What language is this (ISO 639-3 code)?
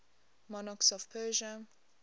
eng